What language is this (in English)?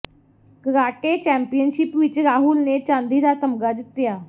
Punjabi